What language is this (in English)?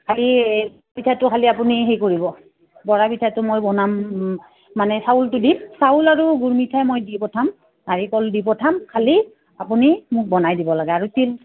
Assamese